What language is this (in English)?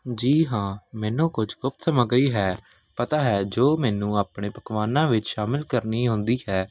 Punjabi